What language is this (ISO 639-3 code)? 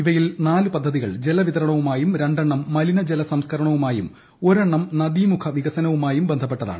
mal